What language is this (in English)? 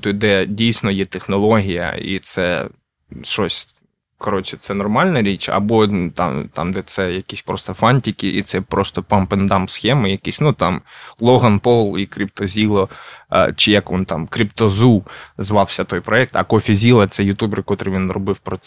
Ukrainian